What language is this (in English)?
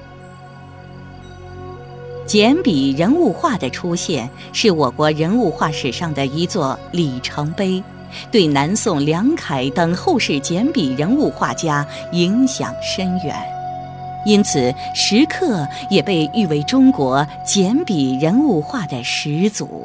Chinese